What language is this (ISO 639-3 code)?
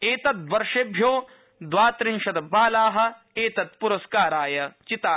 san